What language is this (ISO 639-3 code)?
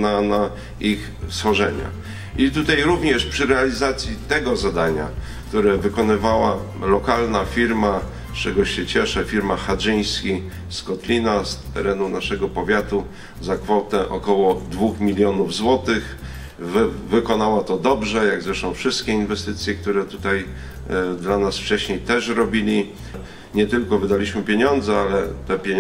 pol